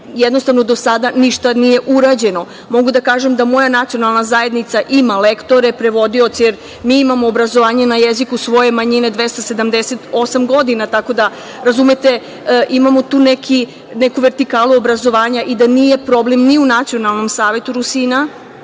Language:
Serbian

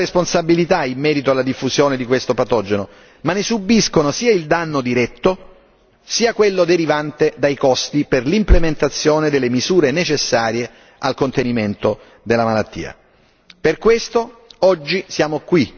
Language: Italian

